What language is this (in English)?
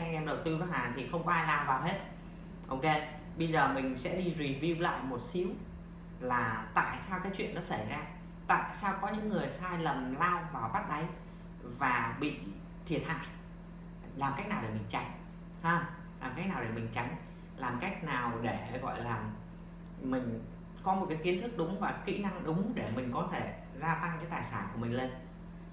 Vietnamese